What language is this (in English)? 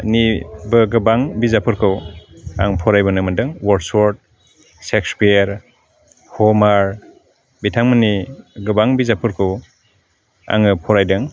Bodo